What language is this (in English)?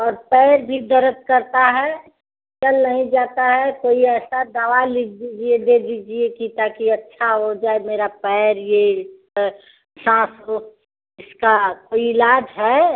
Hindi